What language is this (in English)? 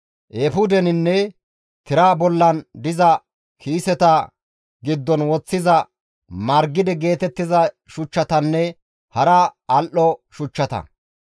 Gamo